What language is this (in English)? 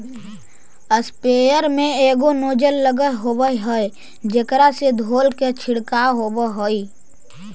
Magahi